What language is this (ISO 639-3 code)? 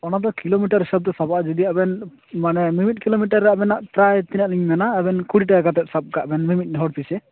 sat